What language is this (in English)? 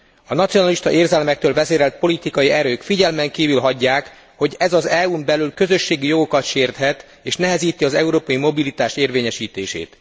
Hungarian